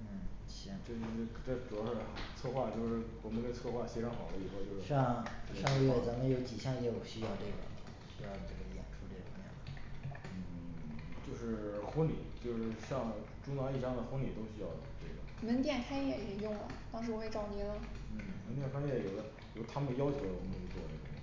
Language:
Chinese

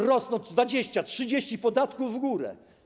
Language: Polish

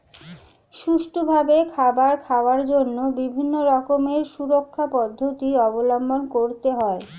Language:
Bangla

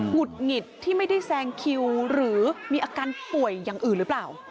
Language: Thai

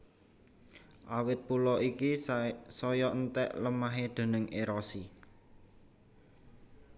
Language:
Javanese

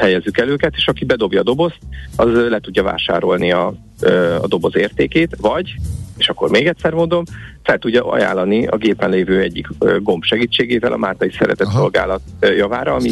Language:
Hungarian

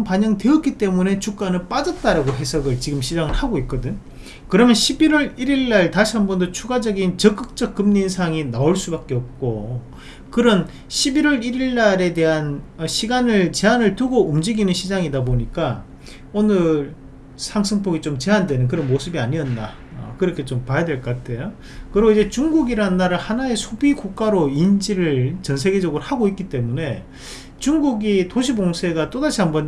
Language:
Korean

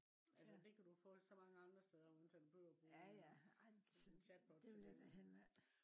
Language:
Danish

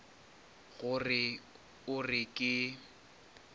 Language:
Northern Sotho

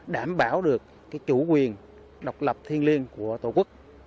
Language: Vietnamese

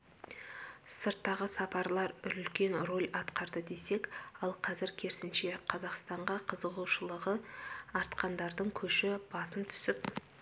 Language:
Kazakh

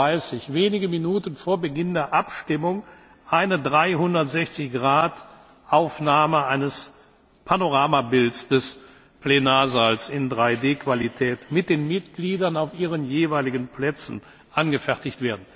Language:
German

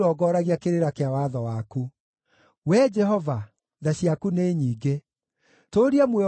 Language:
Kikuyu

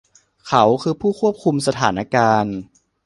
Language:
Thai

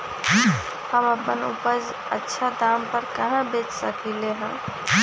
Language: Magahi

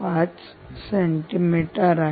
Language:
Marathi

